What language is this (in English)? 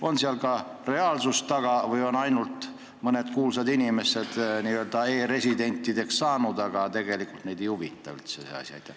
Estonian